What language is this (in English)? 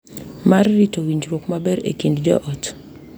Luo (Kenya and Tanzania)